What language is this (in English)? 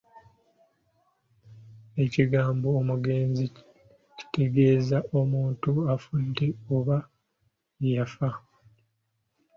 Ganda